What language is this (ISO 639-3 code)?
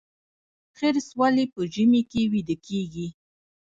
pus